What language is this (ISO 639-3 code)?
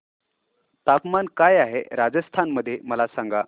mar